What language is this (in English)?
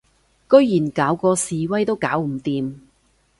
Cantonese